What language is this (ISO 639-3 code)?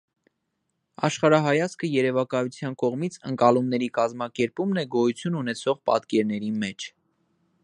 hye